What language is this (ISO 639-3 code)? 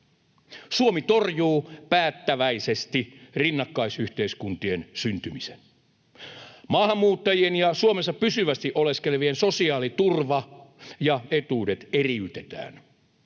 fin